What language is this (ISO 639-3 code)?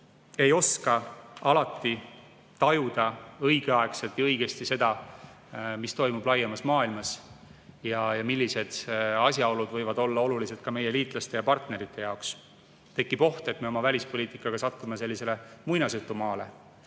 est